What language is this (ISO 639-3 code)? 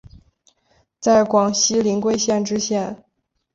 zho